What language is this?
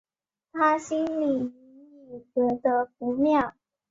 Chinese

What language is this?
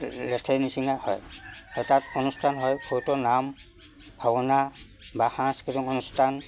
Assamese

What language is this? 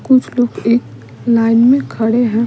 Hindi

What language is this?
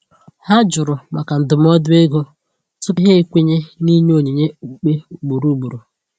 Igbo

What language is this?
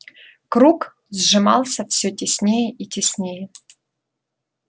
Russian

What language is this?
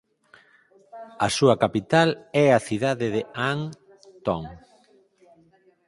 Galician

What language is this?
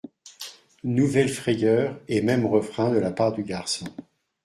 French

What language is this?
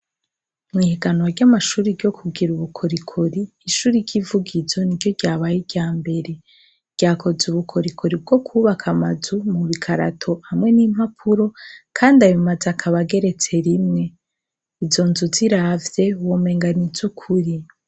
Rundi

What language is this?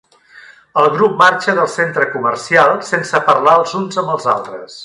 Catalan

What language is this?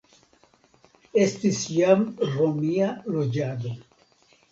Esperanto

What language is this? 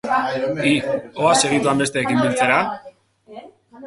Basque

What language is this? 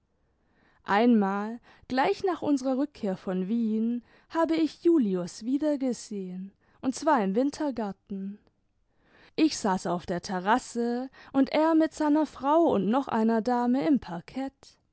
German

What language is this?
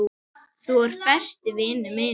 Icelandic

